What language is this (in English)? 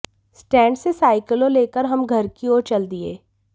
Hindi